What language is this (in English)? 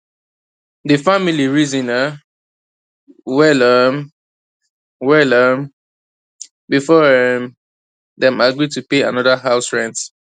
Nigerian Pidgin